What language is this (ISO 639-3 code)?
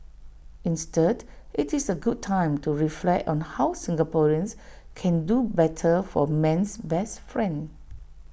eng